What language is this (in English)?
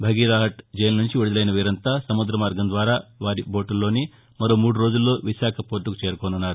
Telugu